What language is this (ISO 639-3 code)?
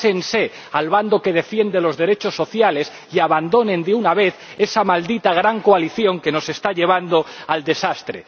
spa